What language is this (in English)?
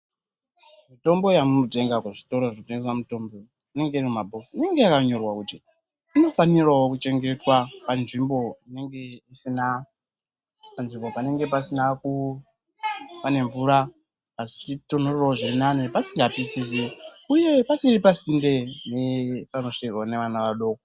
Ndau